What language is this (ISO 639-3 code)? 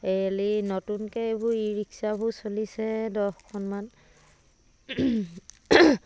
asm